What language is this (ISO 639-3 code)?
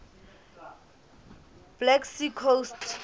sot